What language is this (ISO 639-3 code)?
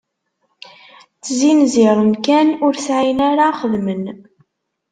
kab